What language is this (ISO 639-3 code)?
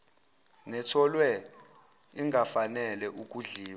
zul